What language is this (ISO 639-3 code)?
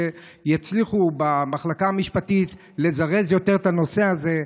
heb